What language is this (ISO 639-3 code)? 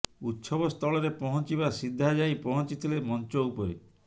ori